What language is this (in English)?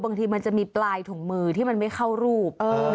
Thai